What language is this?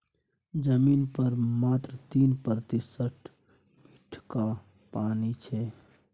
Maithili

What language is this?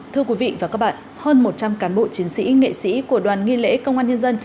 Vietnamese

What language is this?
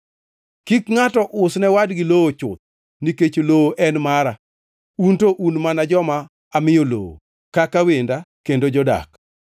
Luo (Kenya and Tanzania)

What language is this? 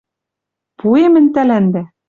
Western Mari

